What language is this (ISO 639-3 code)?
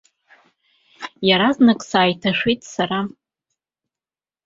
abk